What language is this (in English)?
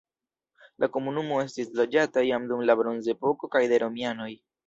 Esperanto